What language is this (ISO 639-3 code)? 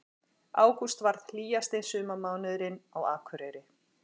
isl